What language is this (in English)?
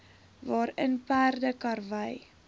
Afrikaans